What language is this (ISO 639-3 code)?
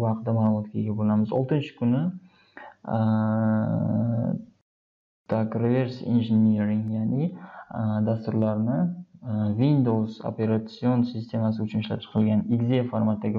tur